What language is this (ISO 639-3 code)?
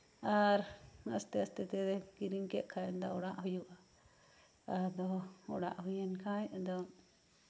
sat